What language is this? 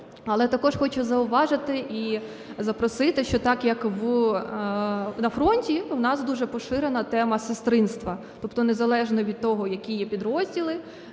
Ukrainian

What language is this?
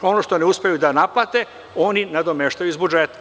Serbian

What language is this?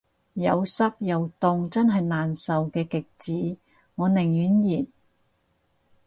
Cantonese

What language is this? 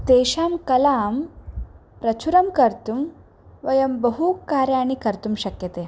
Sanskrit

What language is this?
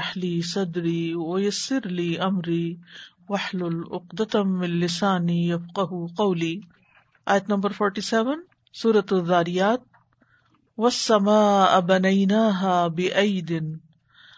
Urdu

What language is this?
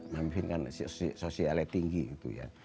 Indonesian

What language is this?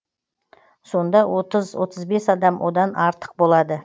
Kazakh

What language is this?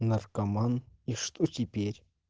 Russian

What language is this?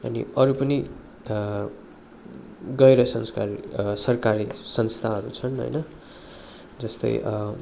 Nepali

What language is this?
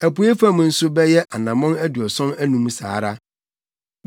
Akan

